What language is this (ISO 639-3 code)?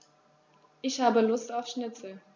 deu